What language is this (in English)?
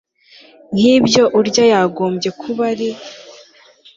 Kinyarwanda